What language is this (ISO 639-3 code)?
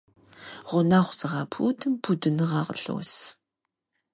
kbd